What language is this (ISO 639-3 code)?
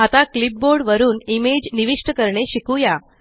mar